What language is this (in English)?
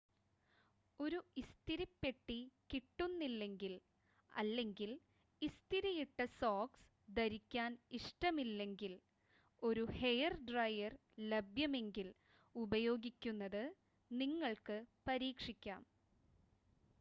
Malayalam